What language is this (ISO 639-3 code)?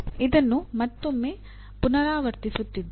kan